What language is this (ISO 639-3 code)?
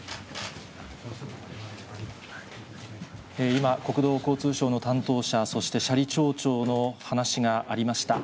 jpn